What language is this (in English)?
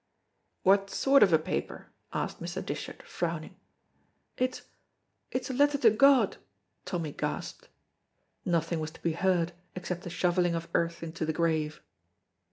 English